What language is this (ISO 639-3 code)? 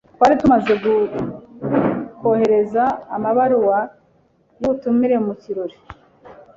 kin